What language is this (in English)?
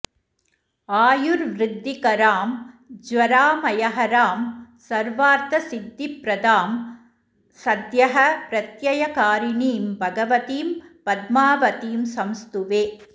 Sanskrit